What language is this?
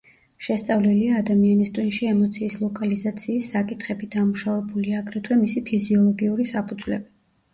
Georgian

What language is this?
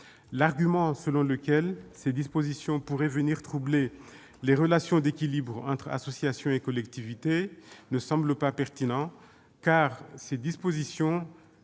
French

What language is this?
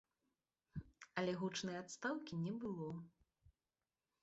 Belarusian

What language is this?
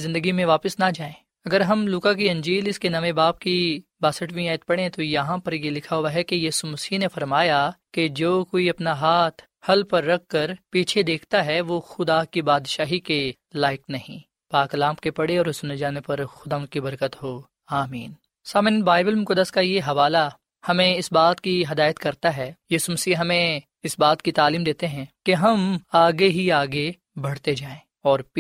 Urdu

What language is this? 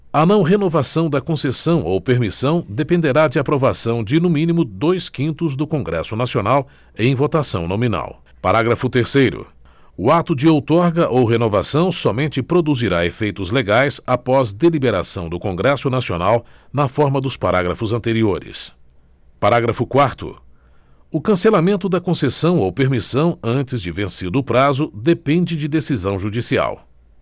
Portuguese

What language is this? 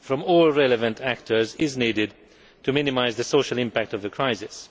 English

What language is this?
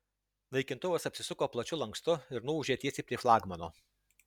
Lithuanian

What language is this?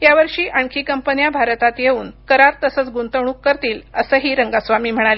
Marathi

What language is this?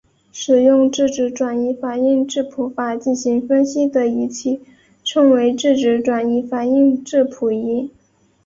Chinese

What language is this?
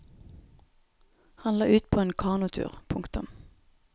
Norwegian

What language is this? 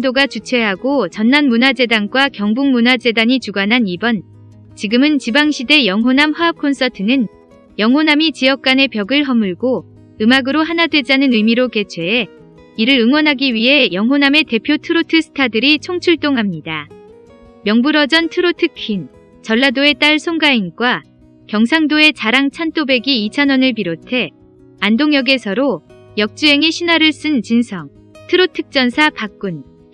Korean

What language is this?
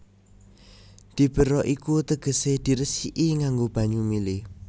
Javanese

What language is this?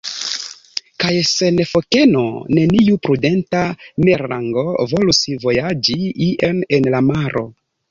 Esperanto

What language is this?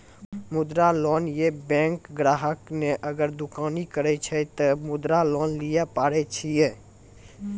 Maithili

